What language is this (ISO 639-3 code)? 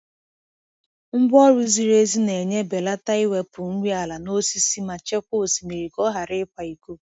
ibo